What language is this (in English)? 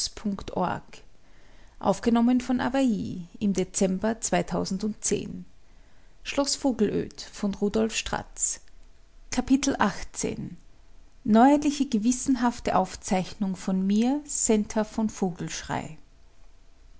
German